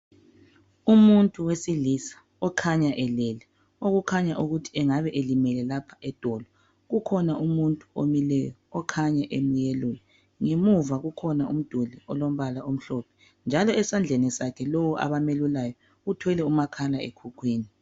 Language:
North Ndebele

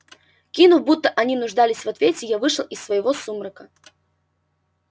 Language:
Russian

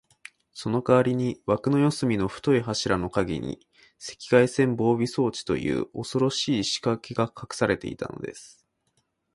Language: Japanese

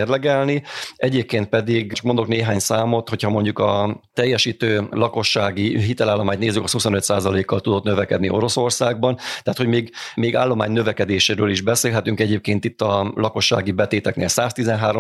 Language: Hungarian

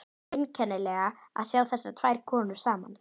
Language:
Icelandic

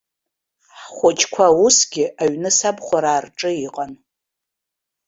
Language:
Abkhazian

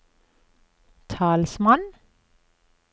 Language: Norwegian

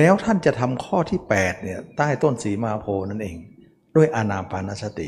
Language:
Thai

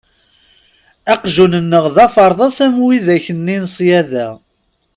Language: Kabyle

